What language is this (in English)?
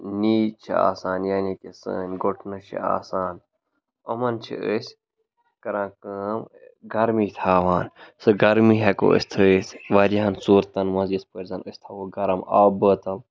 Kashmiri